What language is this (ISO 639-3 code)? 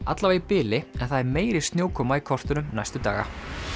isl